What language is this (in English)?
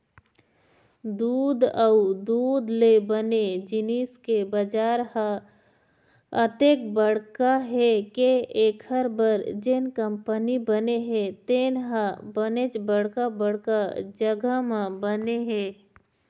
Chhattisgarhi